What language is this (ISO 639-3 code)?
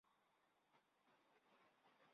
zho